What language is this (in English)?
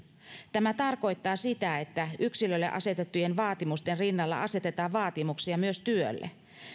Finnish